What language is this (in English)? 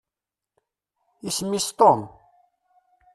Kabyle